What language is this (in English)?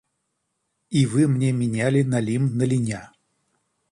Russian